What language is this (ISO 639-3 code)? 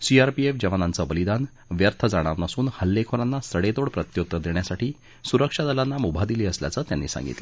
mar